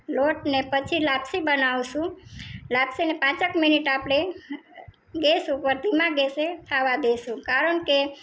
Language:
Gujarati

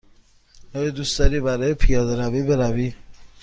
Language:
Persian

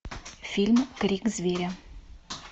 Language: Russian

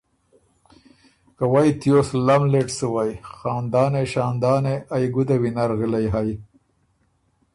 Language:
Ormuri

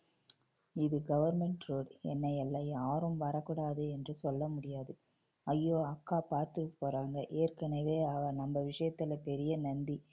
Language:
Tamil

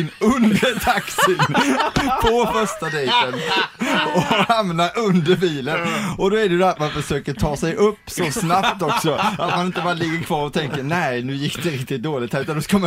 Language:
Swedish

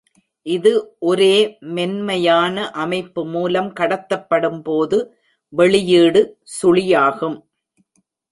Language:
Tamil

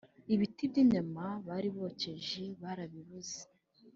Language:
Kinyarwanda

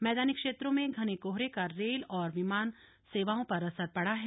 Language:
Hindi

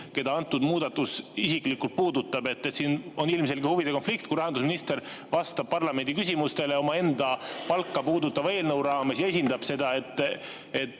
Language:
Estonian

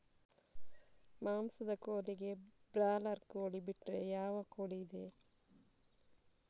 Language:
Kannada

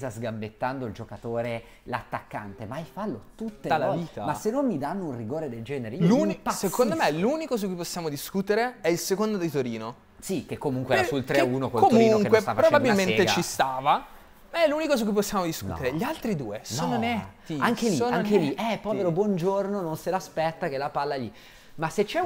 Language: Italian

